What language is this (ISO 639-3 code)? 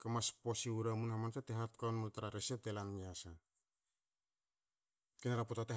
hao